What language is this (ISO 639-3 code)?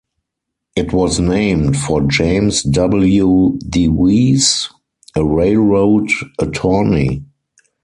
eng